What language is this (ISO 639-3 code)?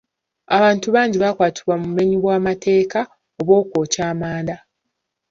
lug